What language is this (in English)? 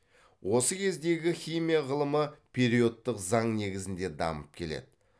Kazakh